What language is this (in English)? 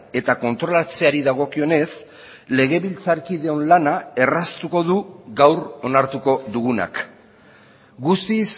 Basque